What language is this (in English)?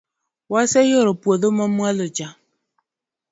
Luo (Kenya and Tanzania)